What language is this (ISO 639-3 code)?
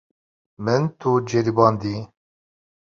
kur